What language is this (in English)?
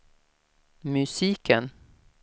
Swedish